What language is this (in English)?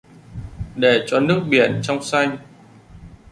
Vietnamese